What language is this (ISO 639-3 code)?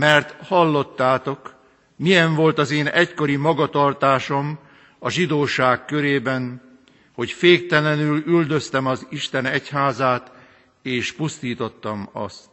hun